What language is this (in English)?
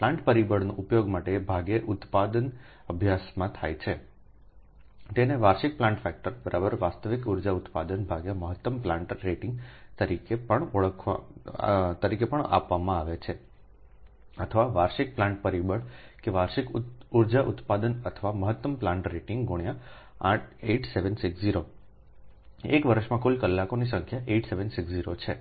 Gujarati